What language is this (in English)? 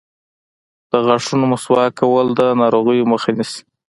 Pashto